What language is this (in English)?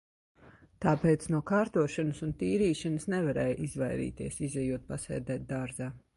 Latvian